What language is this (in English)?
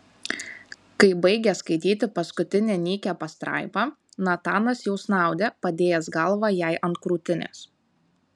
Lithuanian